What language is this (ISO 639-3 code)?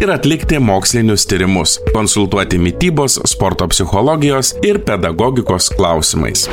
lit